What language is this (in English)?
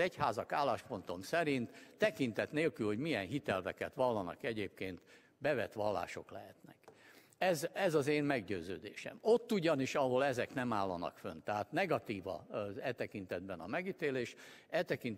Hungarian